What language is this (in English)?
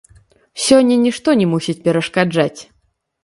Belarusian